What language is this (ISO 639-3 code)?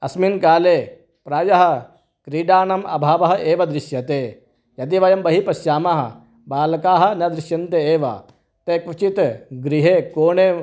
san